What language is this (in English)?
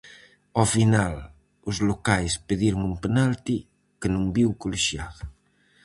Galician